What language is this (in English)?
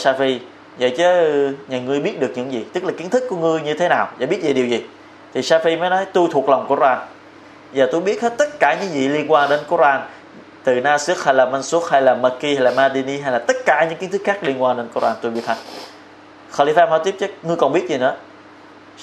Vietnamese